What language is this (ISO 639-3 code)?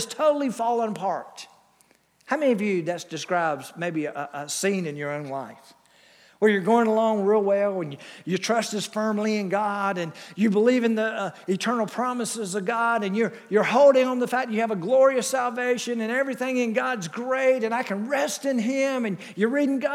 eng